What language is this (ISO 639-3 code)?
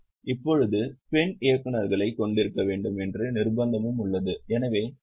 tam